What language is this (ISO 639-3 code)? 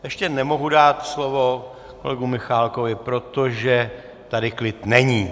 ces